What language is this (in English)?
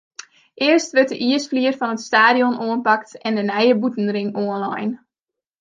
Western Frisian